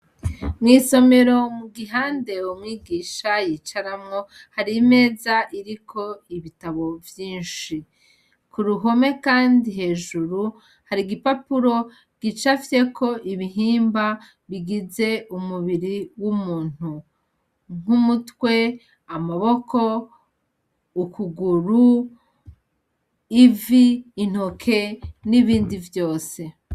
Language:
Rundi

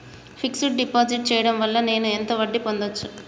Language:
Telugu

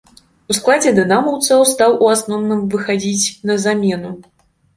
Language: Belarusian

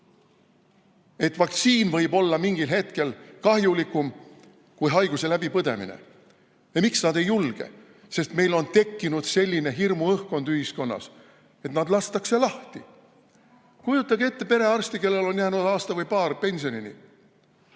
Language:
Estonian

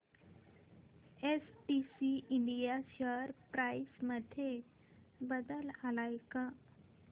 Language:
Marathi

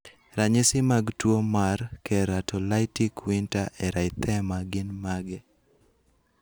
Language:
Luo (Kenya and Tanzania)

